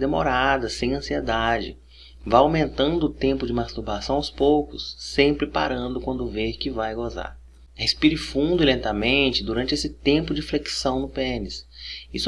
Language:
Portuguese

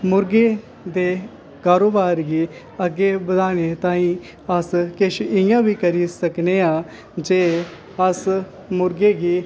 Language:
Dogri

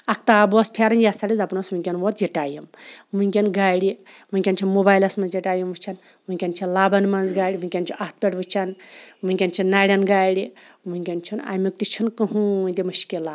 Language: Kashmiri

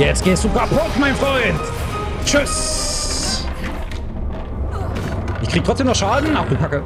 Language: German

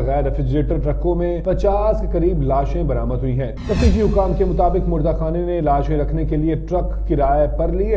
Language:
Hindi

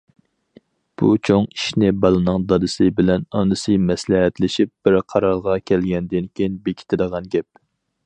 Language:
Uyghur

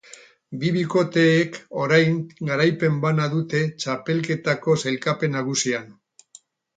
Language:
Basque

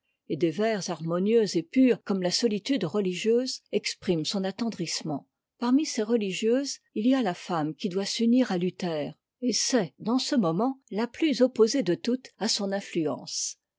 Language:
French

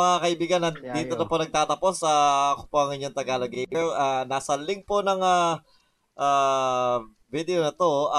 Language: Filipino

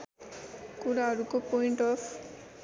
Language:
Nepali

